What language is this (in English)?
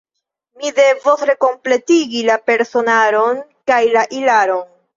Esperanto